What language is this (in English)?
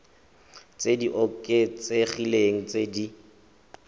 Tswana